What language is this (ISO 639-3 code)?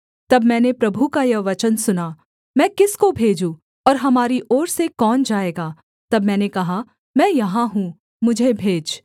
hin